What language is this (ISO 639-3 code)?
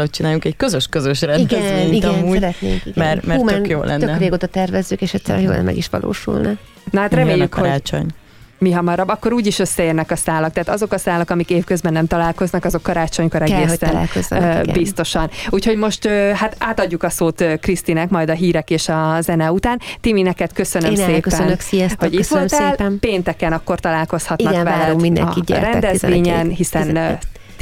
hun